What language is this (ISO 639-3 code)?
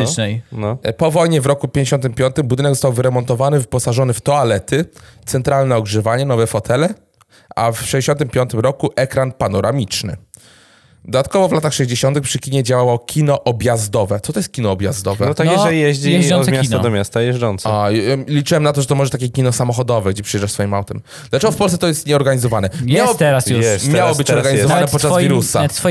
pol